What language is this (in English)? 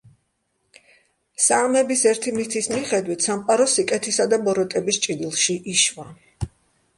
Georgian